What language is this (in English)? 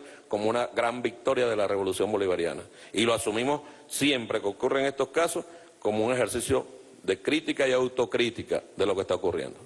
Spanish